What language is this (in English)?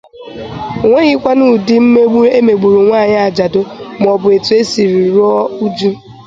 Igbo